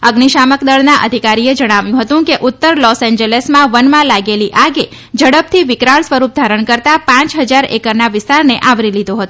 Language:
Gujarati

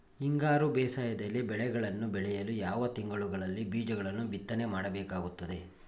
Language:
Kannada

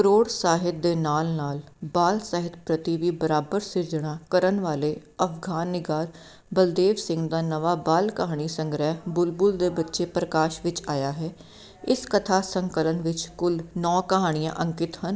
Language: Punjabi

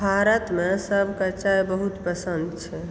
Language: Maithili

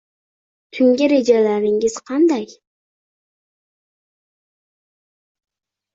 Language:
Uzbek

